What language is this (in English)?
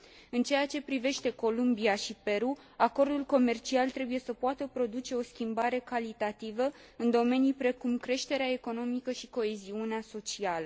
Romanian